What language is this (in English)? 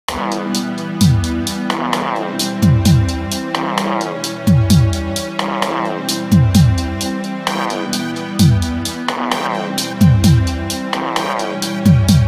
Romanian